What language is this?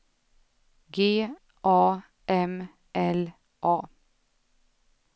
Swedish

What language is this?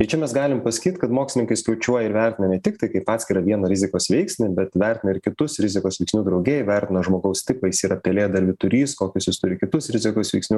Lithuanian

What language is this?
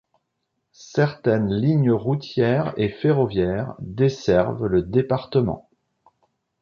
French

